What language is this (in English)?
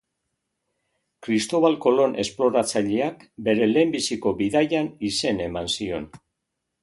Basque